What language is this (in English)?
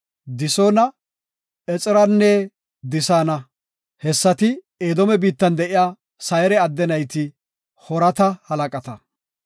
Gofa